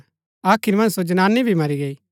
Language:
Gaddi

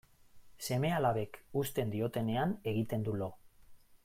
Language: Basque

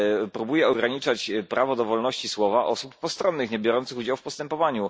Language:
Polish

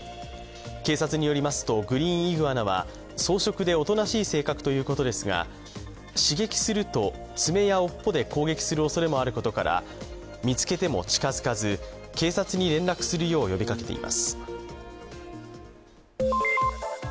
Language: Japanese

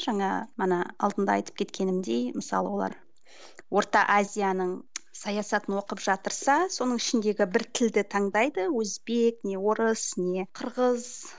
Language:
Kazakh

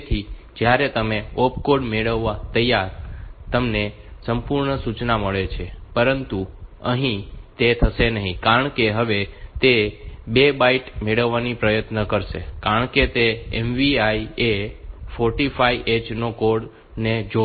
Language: Gujarati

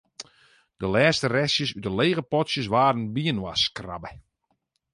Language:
Western Frisian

